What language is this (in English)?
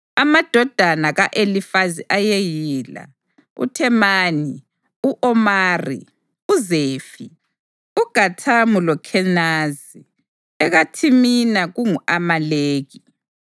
North Ndebele